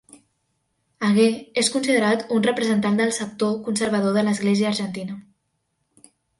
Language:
Catalan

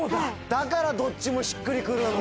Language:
Japanese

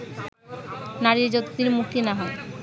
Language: Bangla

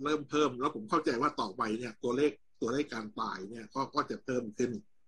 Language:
Thai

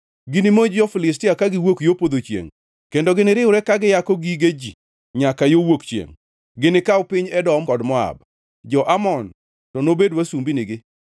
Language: Luo (Kenya and Tanzania)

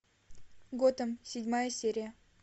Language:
Russian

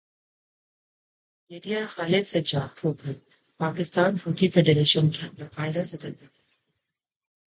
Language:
Urdu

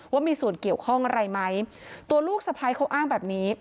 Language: Thai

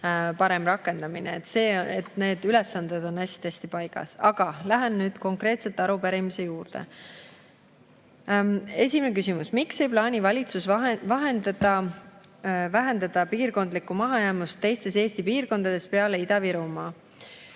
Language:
Estonian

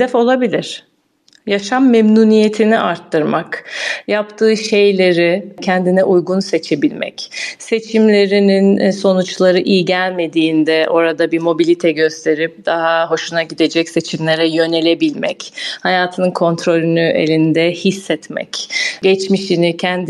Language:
Turkish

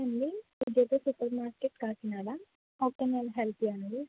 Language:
Telugu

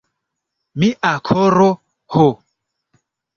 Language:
Esperanto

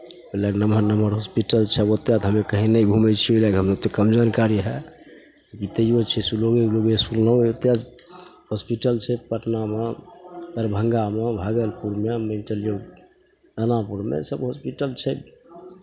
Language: Maithili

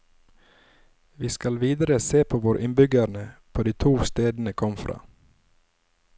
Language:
Norwegian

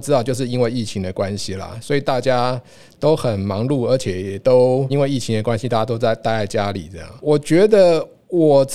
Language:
Chinese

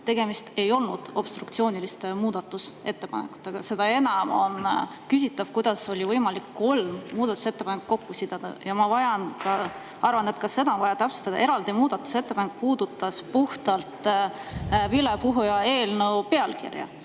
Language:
Estonian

